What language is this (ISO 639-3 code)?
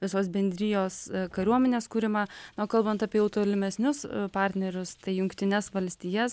lit